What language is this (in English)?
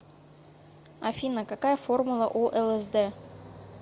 Russian